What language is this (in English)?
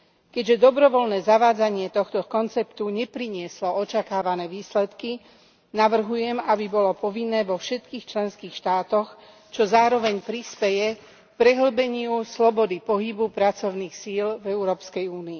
Slovak